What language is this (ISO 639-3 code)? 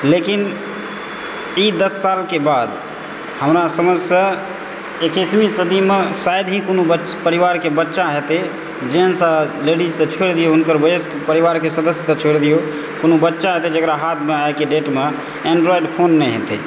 mai